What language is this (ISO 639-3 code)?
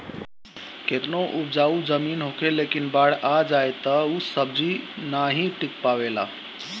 bho